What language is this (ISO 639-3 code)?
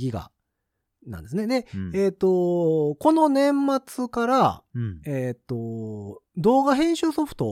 jpn